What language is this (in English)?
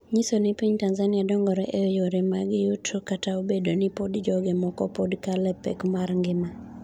Luo (Kenya and Tanzania)